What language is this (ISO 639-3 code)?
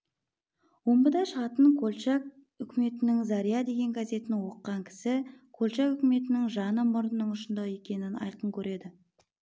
kaz